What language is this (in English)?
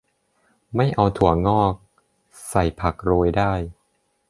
Thai